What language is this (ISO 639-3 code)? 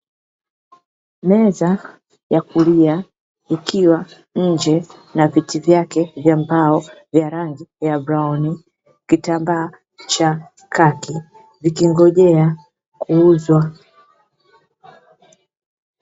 swa